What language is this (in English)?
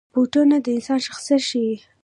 Pashto